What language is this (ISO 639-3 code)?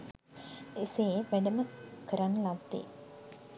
sin